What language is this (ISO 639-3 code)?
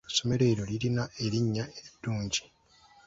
lug